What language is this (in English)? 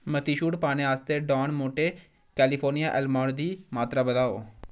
Dogri